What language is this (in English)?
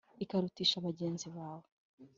Kinyarwanda